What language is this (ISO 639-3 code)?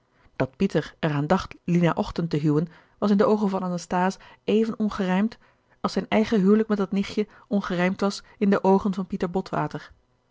nld